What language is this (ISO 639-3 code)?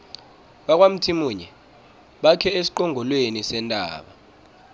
nbl